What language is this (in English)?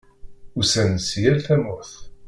Kabyle